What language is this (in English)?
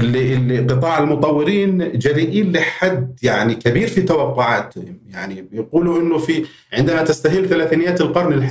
Arabic